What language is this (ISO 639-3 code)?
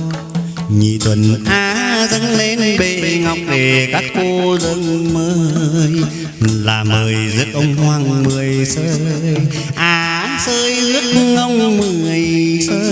vie